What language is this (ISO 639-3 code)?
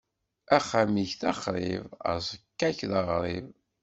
kab